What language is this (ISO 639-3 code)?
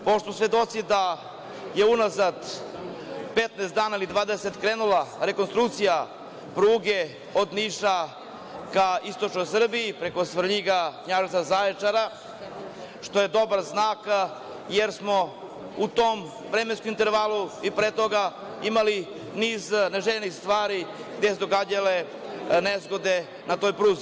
srp